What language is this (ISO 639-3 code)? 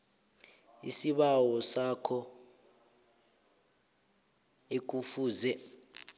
nbl